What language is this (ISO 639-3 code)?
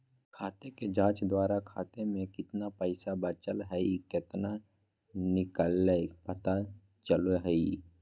mag